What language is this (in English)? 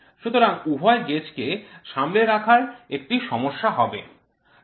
Bangla